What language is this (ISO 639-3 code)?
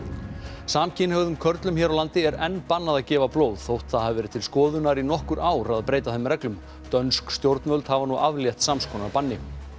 isl